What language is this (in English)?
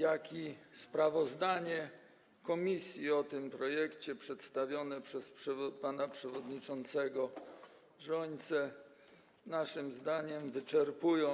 Polish